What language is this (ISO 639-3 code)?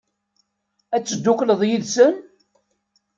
kab